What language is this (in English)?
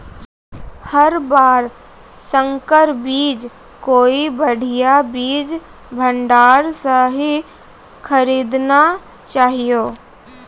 Maithili